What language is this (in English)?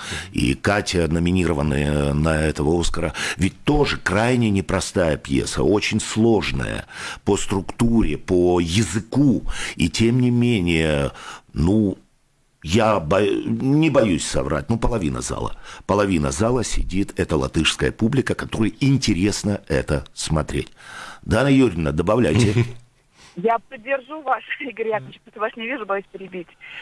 Russian